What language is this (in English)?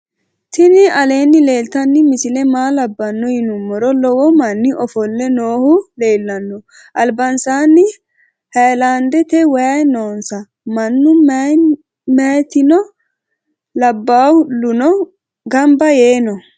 Sidamo